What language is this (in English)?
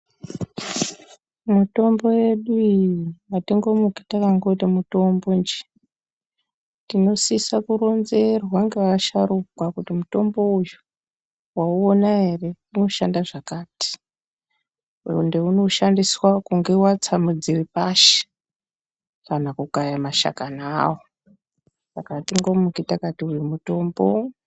Ndau